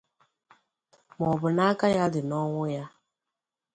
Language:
Igbo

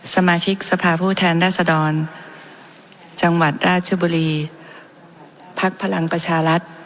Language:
Thai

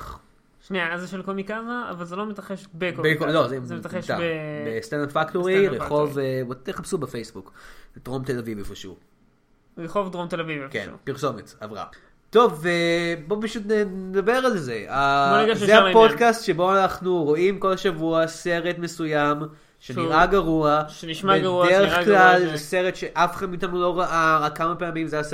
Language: Hebrew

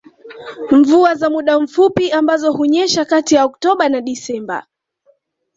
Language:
Swahili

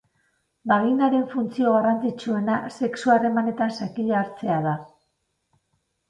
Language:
Basque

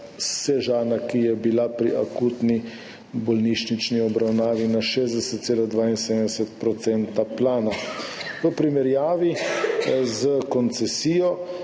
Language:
Slovenian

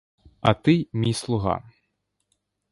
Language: Ukrainian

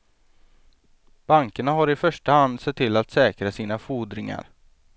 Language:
Swedish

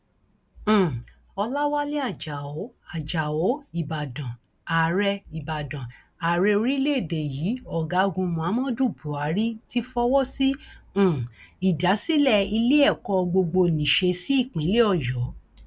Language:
Yoruba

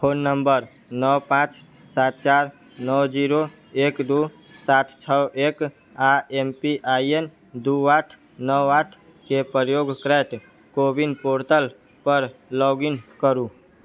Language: Maithili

